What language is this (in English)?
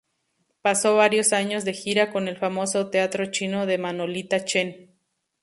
Spanish